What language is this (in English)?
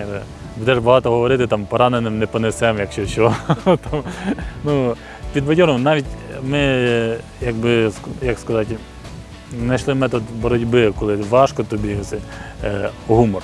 Ukrainian